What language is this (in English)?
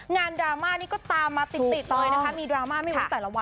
Thai